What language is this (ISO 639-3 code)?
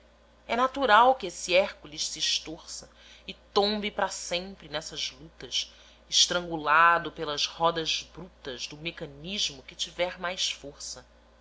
por